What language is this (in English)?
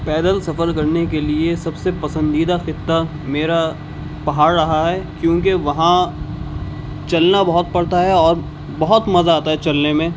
Urdu